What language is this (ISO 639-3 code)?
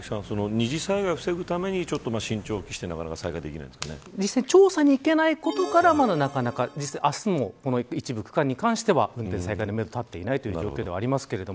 jpn